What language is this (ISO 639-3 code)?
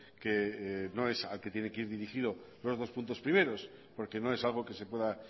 spa